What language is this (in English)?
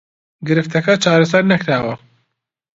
Central Kurdish